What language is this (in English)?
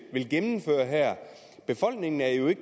Danish